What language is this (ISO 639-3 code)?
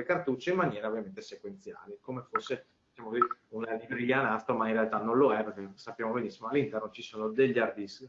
ita